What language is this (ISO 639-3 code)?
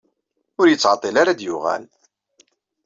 kab